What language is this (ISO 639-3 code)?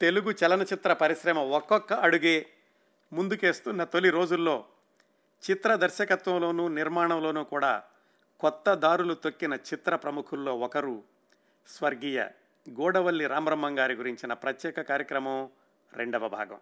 tel